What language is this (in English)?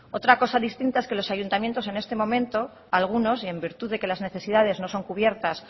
Spanish